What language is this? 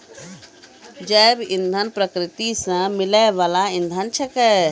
Maithili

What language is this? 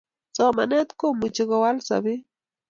Kalenjin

